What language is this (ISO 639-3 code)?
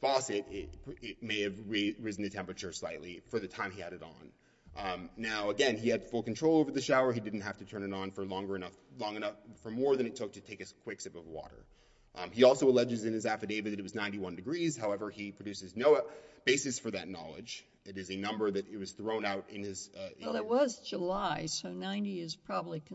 eng